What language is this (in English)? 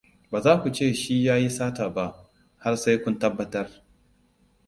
Hausa